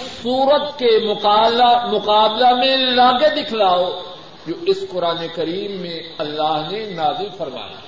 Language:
Urdu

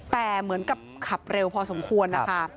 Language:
Thai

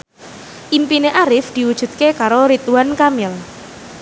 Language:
Javanese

